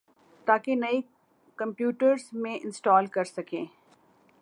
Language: Urdu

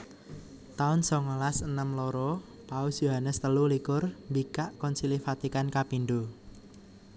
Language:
Javanese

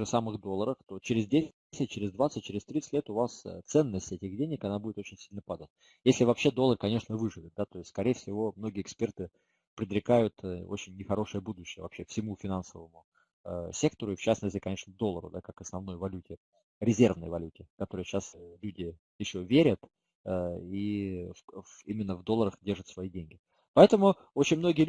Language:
Russian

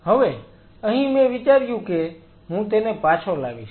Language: Gujarati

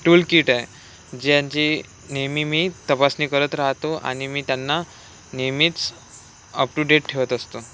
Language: Marathi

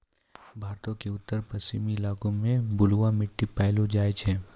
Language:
Maithili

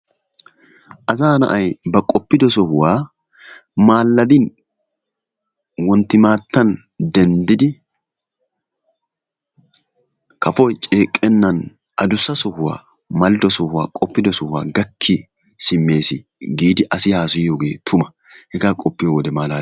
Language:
Wolaytta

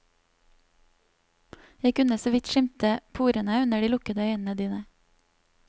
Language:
Norwegian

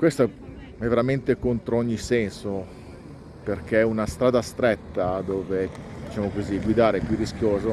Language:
Italian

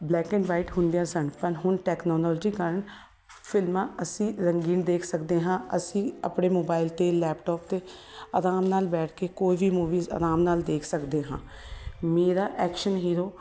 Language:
Punjabi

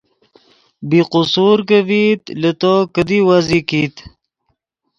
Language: Yidgha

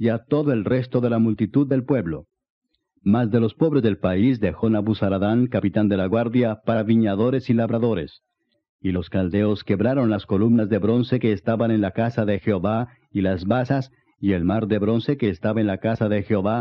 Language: Spanish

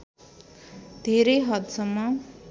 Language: Nepali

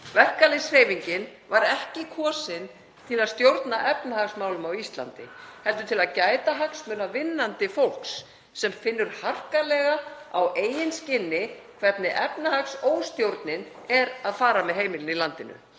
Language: Icelandic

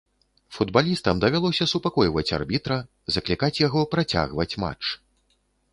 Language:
Belarusian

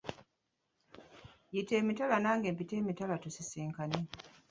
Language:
Ganda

